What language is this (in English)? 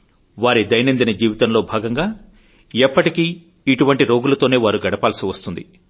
Telugu